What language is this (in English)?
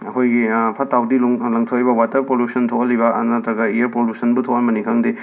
Manipuri